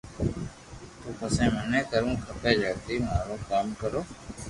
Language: Loarki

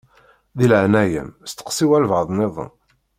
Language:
Kabyle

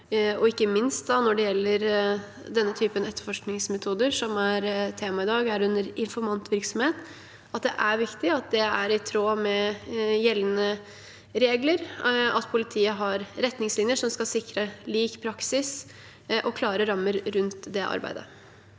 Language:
Norwegian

